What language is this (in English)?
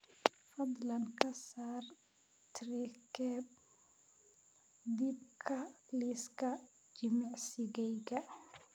Somali